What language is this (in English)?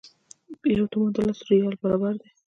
Pashto